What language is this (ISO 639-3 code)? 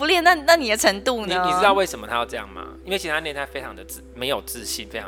zho